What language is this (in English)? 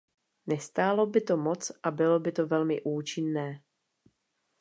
Czech